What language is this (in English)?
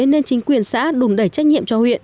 Vietnamese